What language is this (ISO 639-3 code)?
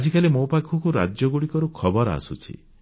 ori